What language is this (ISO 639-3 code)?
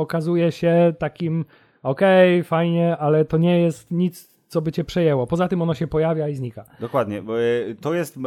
pol